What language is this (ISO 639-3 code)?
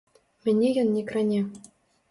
bel